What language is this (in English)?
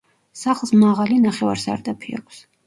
Georgian